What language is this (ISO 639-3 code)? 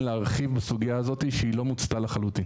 heb